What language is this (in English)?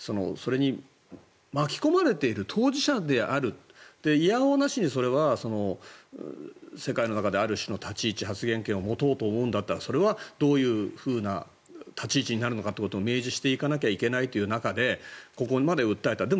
Japanese